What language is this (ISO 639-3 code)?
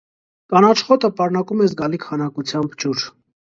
hye